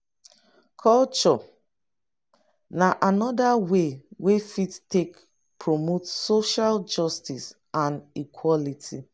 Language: Nigerian Pidgin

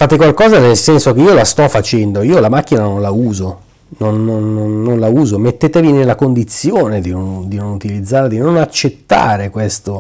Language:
Italian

